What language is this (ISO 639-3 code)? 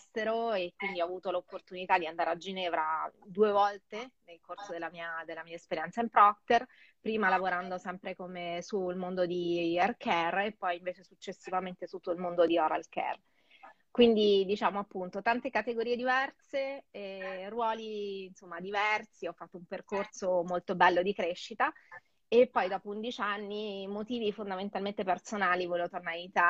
ita